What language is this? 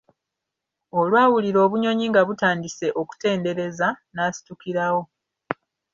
Ganda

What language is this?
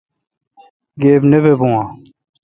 Kalkoti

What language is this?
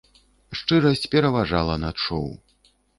Belarusian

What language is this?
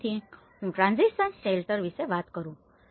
Gujarati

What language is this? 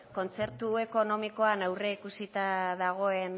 Basque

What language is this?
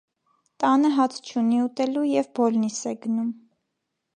Armenian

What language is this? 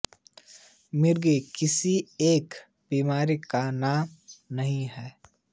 Hindi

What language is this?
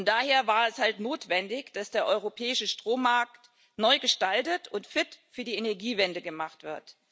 German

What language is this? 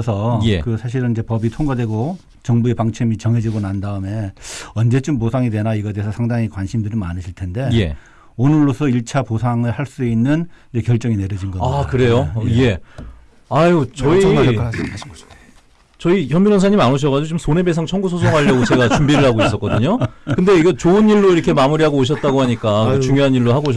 Korean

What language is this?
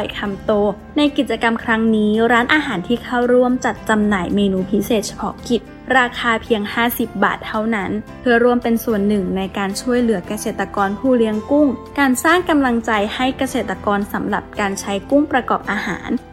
Thai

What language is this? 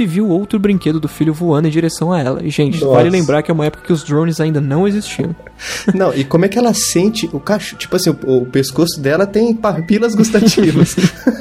Portuguese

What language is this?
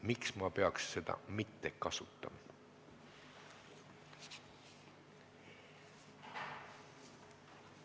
Estonian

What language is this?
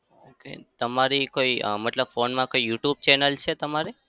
Gujarati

